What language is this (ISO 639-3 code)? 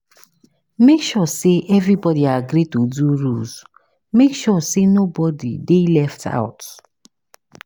pcm